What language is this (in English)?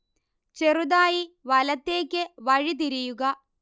Malayalam